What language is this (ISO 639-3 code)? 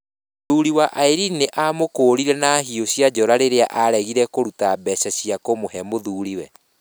kik